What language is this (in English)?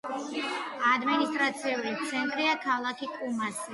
Georgian